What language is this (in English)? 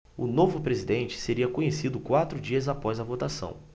Portuguese